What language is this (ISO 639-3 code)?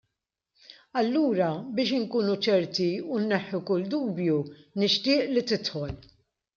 mlt